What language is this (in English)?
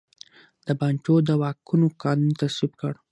Pashto